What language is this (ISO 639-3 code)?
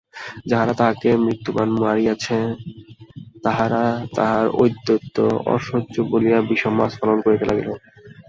ben